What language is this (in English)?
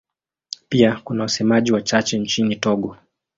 Swahili